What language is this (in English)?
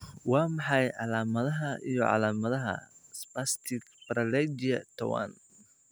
Somali